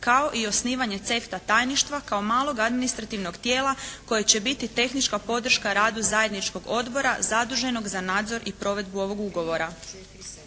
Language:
Croatian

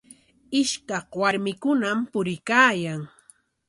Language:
Corongo Ancash Quechua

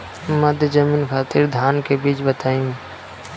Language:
Bhojpuri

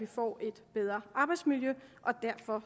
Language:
Danish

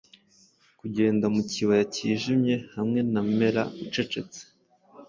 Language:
Kinyarwanda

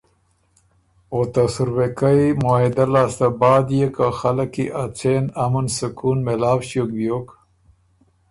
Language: Ormuri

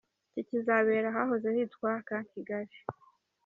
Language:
Kinyarwanda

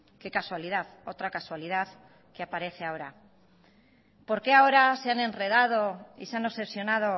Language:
Spanish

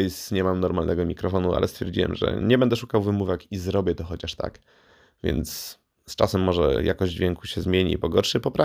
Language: Polish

